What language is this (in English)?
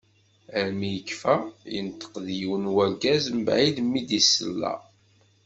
Kabyle